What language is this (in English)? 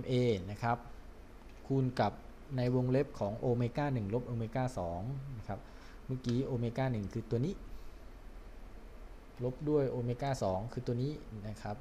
Thai